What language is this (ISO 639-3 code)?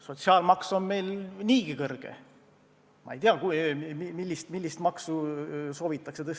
est